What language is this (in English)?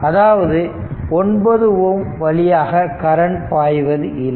Tamil